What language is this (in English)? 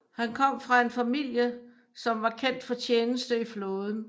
Danish